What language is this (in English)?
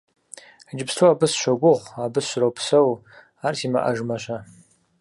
Kabardian